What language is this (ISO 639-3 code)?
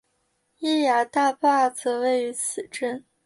zho